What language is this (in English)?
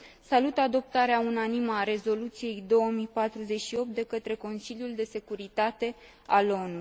Romanian